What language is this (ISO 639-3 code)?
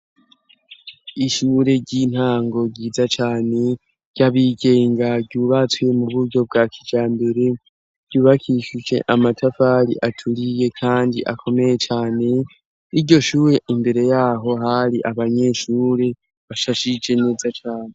run